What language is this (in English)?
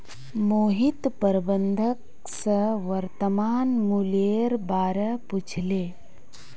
Magahi